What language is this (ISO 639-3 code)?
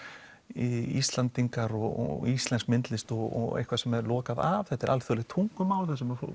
isl